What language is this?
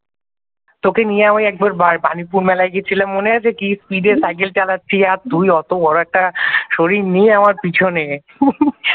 Bangla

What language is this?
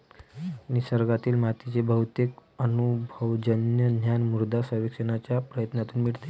Marathi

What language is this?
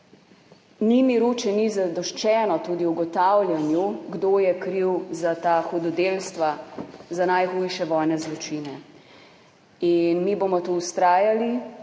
Slovenian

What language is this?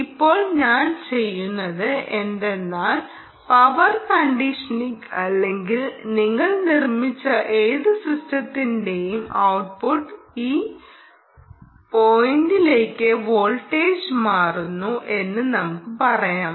Malayalam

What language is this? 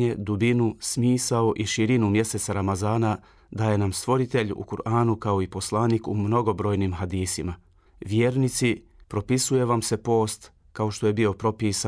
Croatian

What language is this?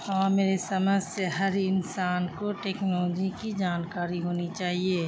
Urdu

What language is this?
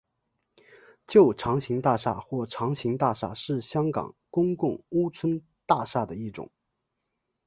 Chinese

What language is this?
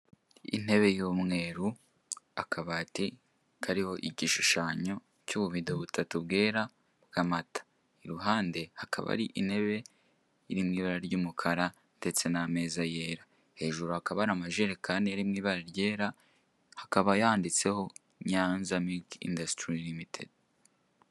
Kinyarwanda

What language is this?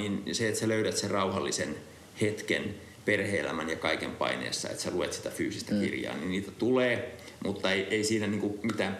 Finnish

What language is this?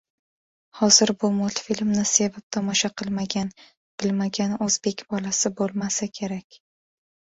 Uzbek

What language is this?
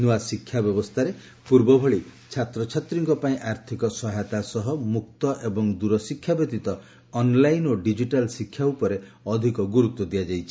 Odia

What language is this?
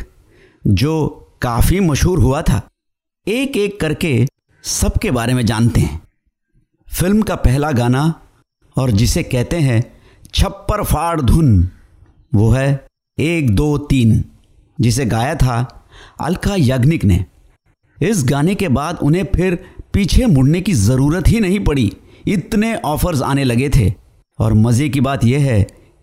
Hindi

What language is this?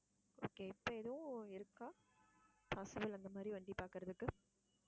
Tamil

